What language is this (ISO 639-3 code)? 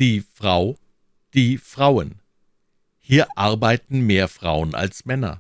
deu